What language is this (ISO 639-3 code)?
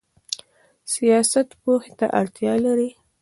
pus